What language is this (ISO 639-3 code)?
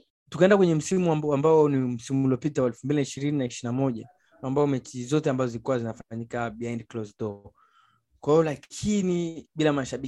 swa